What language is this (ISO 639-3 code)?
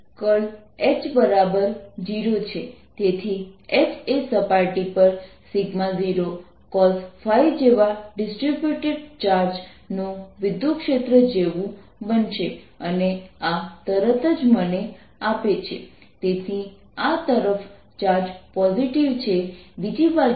guj